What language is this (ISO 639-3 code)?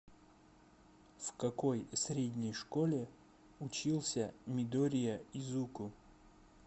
rus